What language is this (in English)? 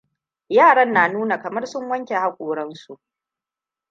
Hausa